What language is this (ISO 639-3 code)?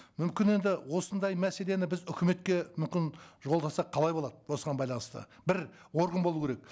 kaz